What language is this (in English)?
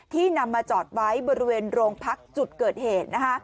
Thai